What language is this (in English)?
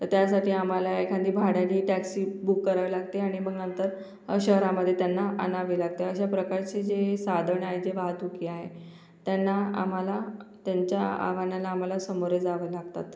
Marathi